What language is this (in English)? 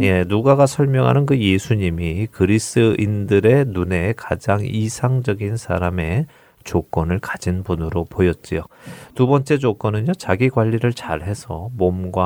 Korean